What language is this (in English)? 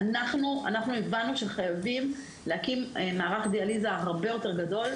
Hebrew